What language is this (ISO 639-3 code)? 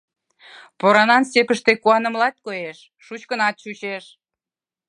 chm